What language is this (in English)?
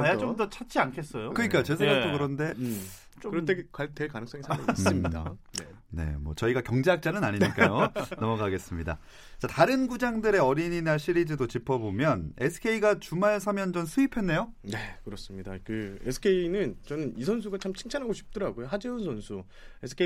Korean